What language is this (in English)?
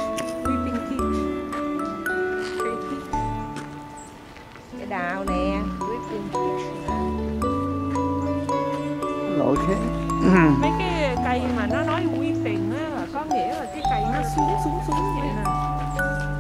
Vietnamese